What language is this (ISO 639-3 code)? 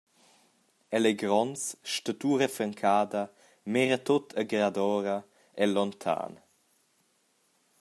roh